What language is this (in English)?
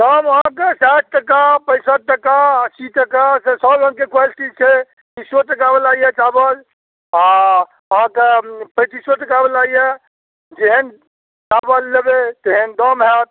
Maithili